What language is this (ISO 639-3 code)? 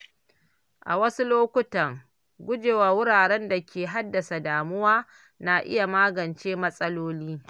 hau